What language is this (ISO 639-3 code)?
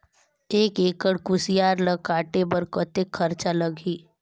hne